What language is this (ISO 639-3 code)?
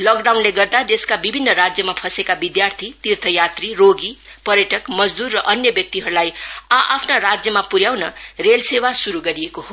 nep